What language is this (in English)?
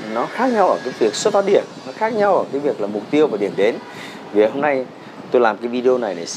Vietnamese